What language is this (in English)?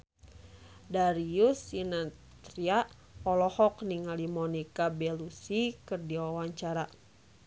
Sundanese